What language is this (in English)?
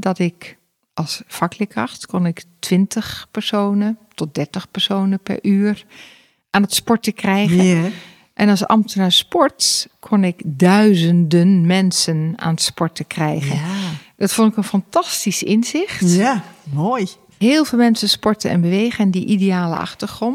Dutch